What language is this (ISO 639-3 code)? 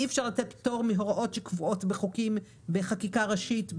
heb